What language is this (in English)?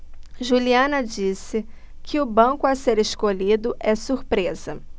Portuguese